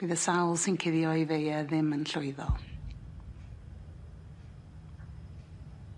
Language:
Welsh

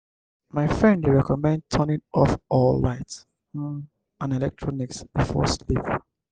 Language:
Nigerian Pidgin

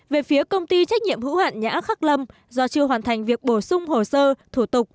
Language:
Vietnamese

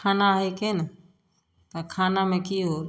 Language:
Maithili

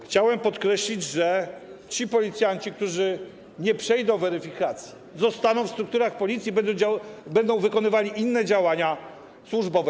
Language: Polish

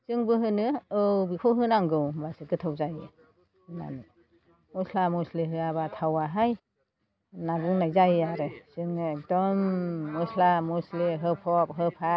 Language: Bodo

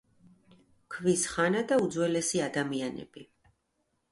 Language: Georgian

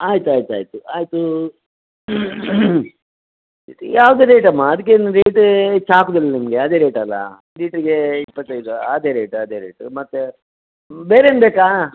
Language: Kannada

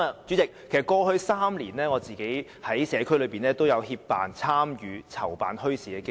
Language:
Cantonese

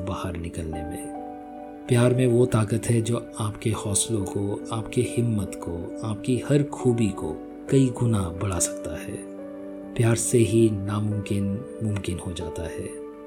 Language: Hindi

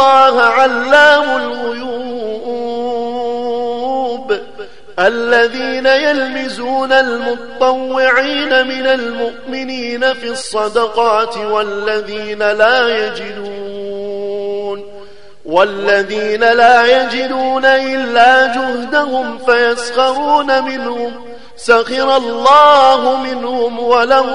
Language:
Arabic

